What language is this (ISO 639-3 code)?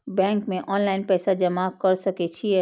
mai